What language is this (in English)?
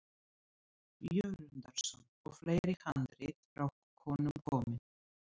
Icelandic